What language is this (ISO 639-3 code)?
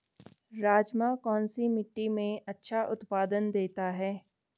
hin